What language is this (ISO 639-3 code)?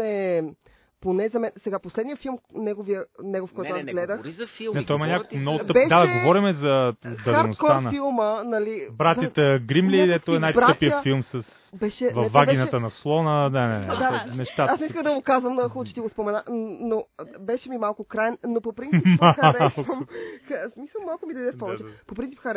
bul